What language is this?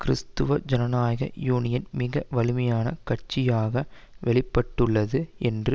Tamil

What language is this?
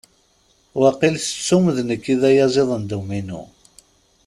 Kabyle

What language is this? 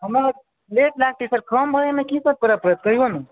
Maithili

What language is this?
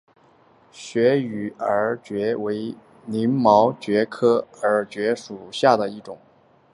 Chinese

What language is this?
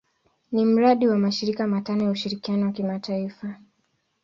Swahili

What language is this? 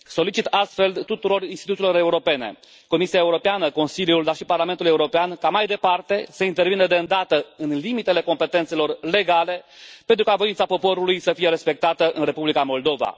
Romanian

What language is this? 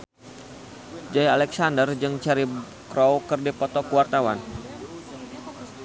Sundanese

